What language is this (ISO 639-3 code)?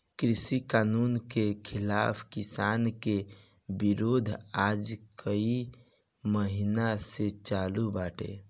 bho